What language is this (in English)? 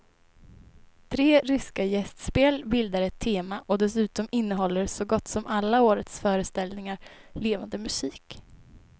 Swedish